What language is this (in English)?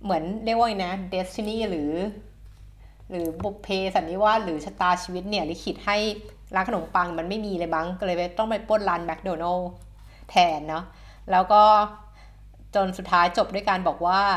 Thai